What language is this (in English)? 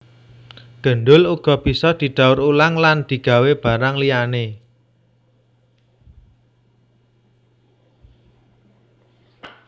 Javanese